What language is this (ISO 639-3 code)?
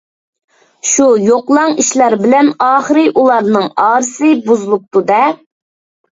uig